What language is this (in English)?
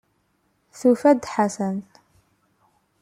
Kabyle